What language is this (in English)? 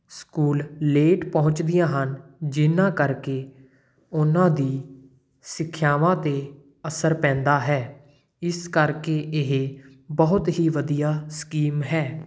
Punjabi